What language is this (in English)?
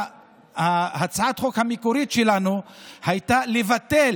Hebrew